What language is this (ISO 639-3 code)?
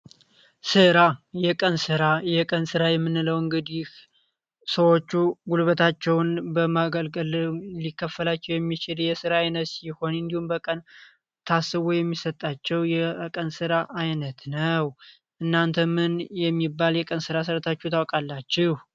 amh